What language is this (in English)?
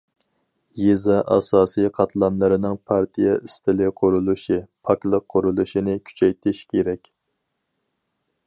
Uyghur